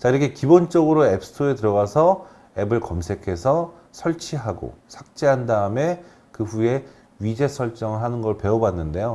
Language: Korean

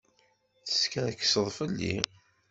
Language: Kabyle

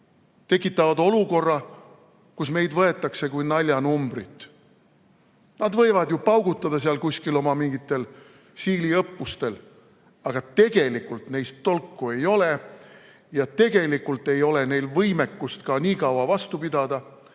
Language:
Estonian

